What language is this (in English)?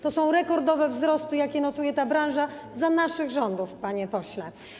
Polish